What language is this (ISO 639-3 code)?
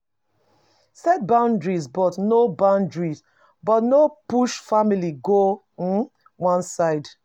pcm